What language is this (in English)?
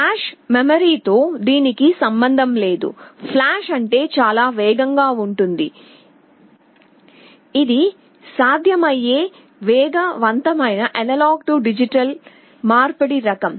Telugu